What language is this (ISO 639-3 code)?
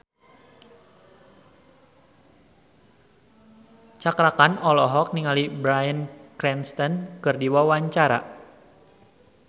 sun